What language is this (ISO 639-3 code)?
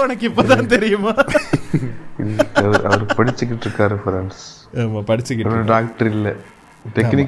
tam